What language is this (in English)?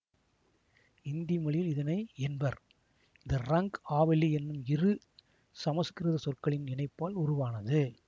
Tamil